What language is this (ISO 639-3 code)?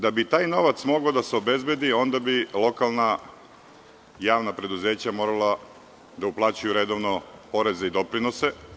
srp